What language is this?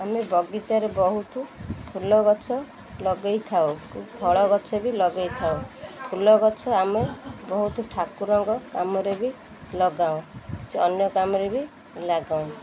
Odia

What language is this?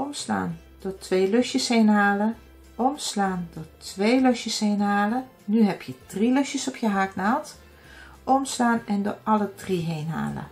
Dutch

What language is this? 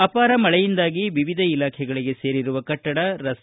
Kannada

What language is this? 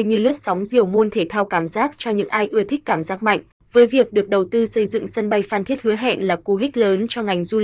Vietnamese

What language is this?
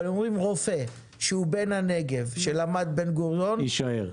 Hebrew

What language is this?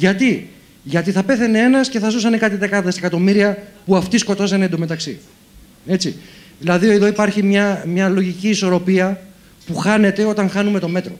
Greek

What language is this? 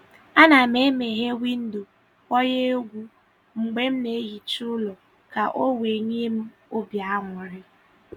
Igbo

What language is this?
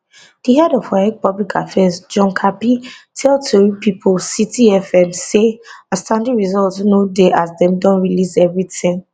Nigerian Pidgin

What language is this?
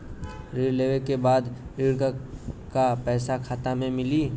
Bhojpuri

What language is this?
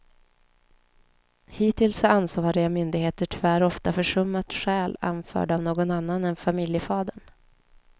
Swedish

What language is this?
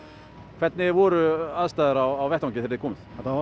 Icelandic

